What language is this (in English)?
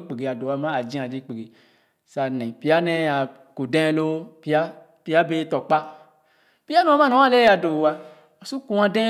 Khana